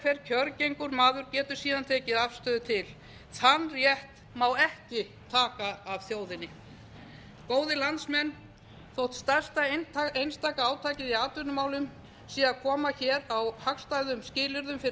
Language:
Icelandic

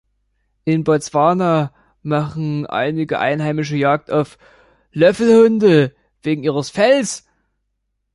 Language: German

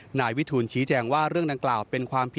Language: Thai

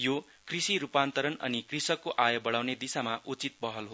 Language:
Nepali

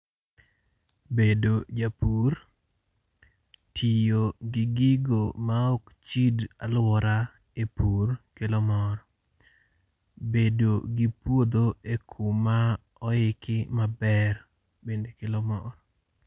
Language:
Luo (Kenya and Tanzania)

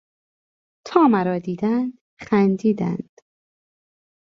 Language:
Persian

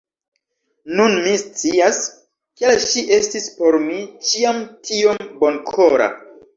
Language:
Esperanto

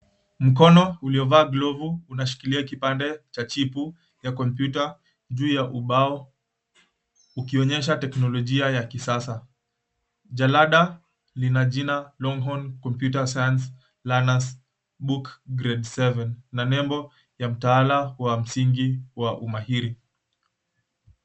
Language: Swahili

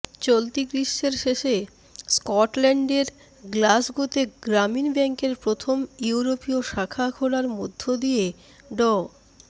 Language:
Bangla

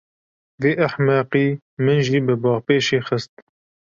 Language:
Kurdish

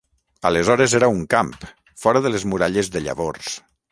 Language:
Catalan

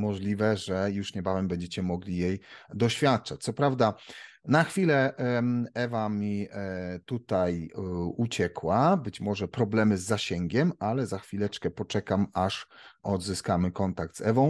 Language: Polish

